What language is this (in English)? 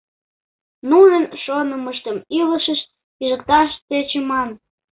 Mari